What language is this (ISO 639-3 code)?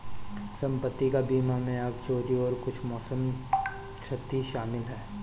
hin